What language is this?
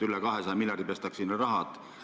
Estonian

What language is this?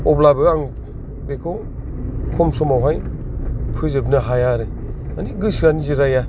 Bodo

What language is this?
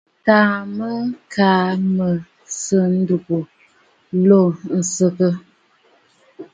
Bafut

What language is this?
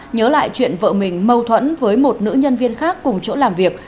Vietnamese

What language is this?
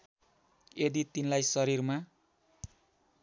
Nepali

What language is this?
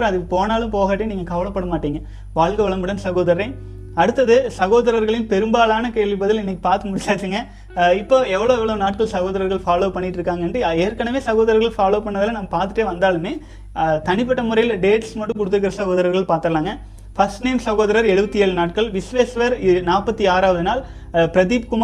Tamil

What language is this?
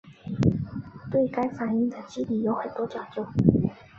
Chinese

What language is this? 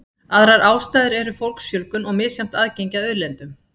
Icelandic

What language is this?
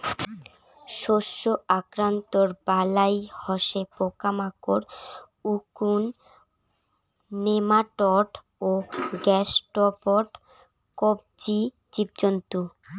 Bangla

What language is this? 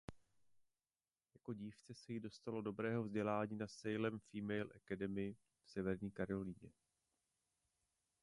Czech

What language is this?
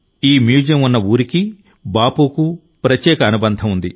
Telugu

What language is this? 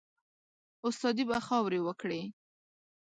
Pashto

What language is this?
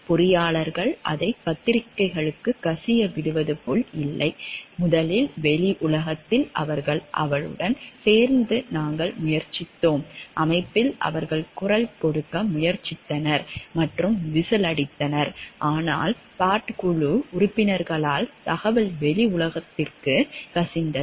Tamil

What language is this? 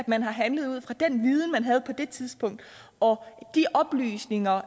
Danish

